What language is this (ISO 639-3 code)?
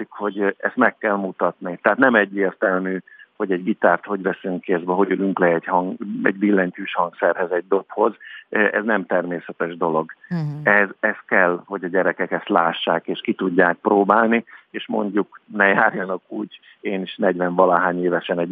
hun